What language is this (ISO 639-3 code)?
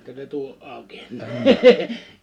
fin